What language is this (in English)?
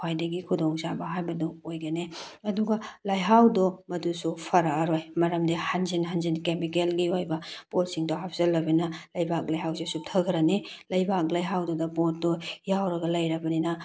Manipuri